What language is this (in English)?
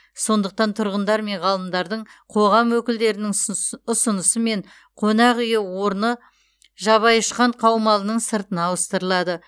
Kazakh